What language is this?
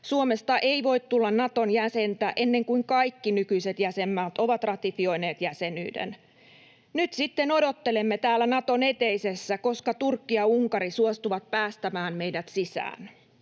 Finnish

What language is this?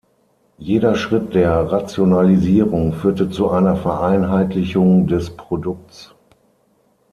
German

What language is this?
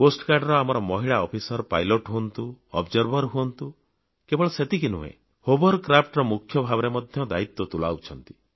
Odia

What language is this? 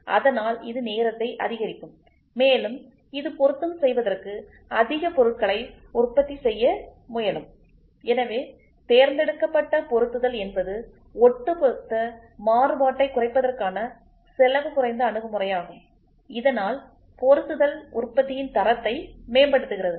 Tamil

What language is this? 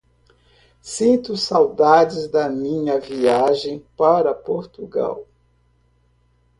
Portuguese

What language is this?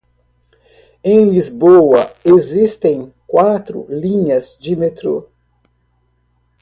Portuguese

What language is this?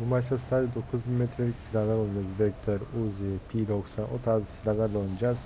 Turkish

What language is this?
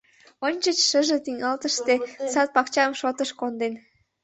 Mari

